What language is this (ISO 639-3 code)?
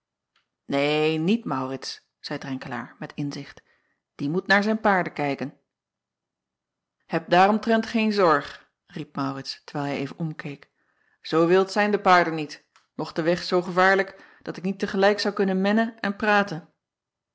nld